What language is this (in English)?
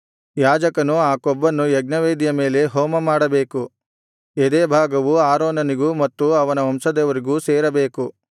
Kannada